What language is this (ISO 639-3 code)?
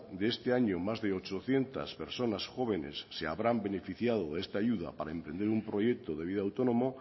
spa